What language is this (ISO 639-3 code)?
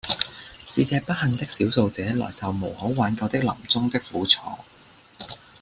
yue